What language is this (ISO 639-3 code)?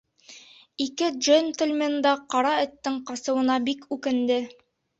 bak